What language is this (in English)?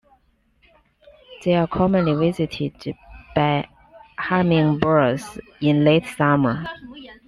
English